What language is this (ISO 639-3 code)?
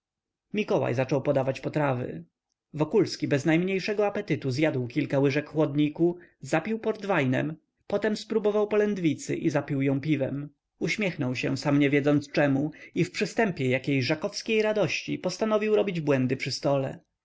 pol